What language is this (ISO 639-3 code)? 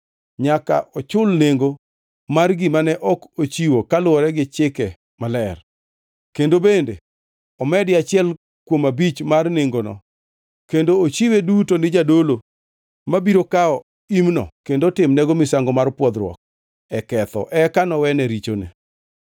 luo